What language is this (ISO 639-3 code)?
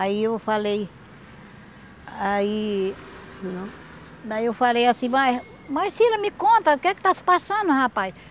por